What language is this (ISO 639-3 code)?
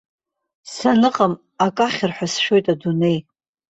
abk